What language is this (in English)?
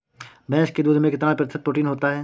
Hindi